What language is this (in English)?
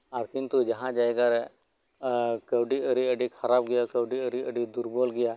Santali